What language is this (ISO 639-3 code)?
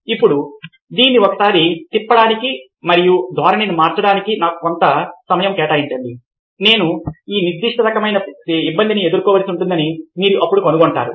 tel